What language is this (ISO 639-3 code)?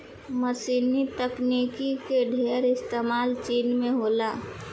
bho